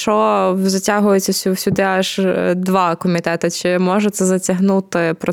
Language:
Ukrainian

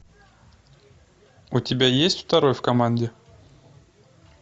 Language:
Russian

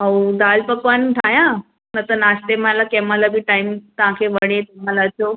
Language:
Sindhi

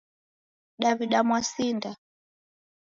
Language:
Taita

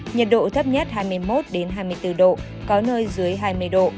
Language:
Vietnamese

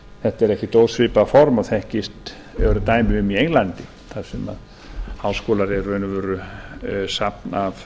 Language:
Icelandic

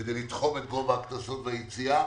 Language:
Hebrew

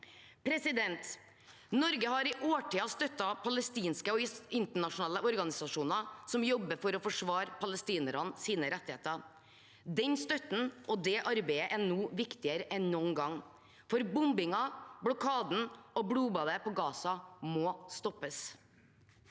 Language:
Norwegian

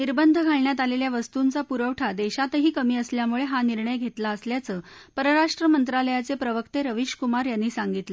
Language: Marathi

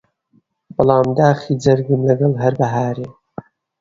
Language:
Central Kurdish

